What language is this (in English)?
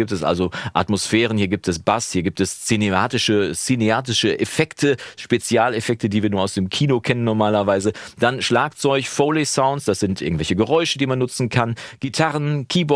German